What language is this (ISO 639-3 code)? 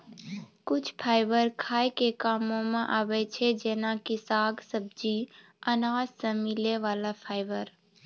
mai